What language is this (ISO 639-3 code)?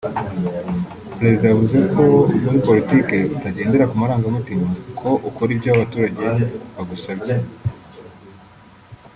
kin